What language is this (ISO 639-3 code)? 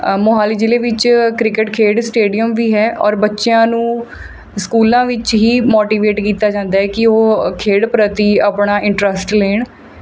pan